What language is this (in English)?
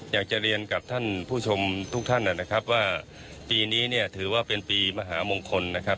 Thai